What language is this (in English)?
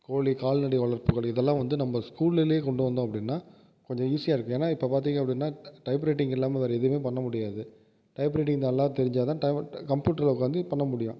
Tamil